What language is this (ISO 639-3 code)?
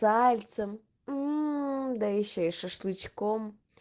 rus